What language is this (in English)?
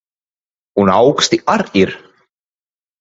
Latvian